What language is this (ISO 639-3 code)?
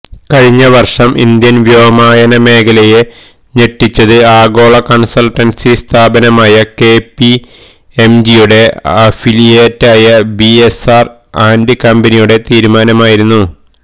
mal